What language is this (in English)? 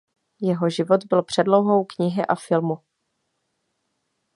Czech